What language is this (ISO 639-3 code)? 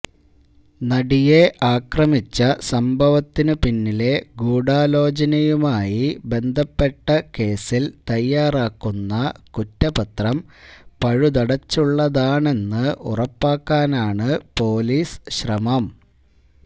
mal